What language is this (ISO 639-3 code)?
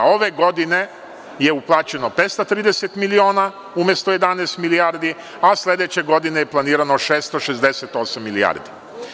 srp